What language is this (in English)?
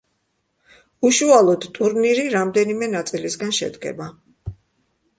Georgian